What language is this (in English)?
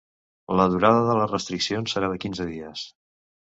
Catalan